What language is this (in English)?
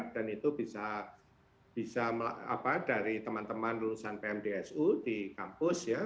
Indonesian